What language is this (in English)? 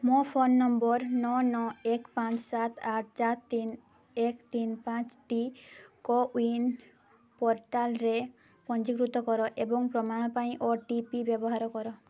Odia